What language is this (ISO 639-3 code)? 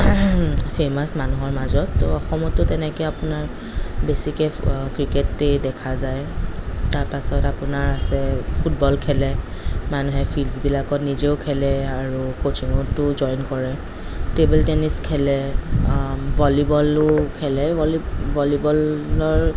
asm